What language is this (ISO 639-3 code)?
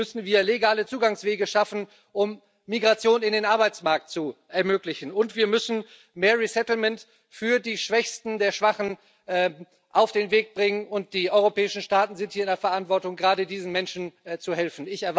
deu